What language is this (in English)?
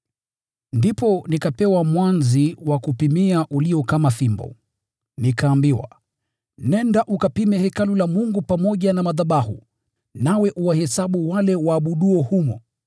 Swahili